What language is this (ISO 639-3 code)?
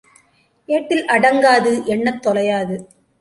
tam